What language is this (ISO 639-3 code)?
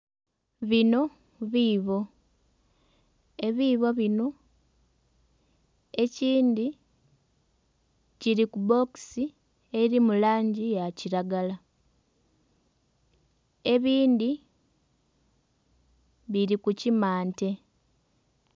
xog